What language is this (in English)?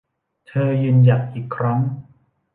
Thai